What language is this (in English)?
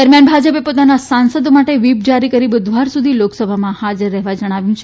Gujarati